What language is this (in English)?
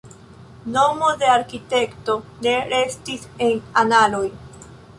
Esperanto